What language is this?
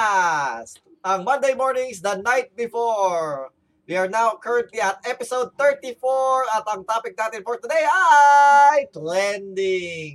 Filipino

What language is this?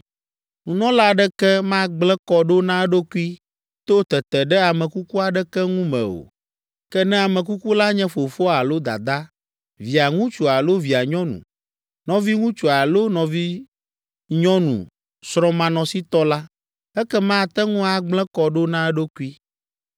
Ewe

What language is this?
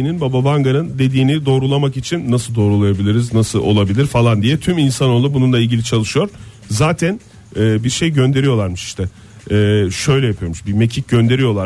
Turkish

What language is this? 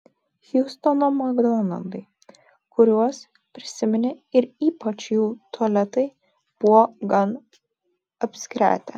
Lithuanian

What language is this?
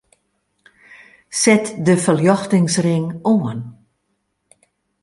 Western Frisian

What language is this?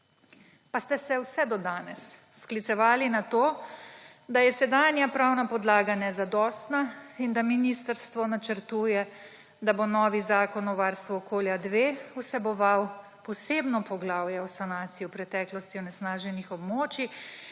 Slovenian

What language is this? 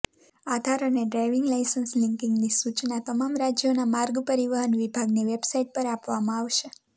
Gujarati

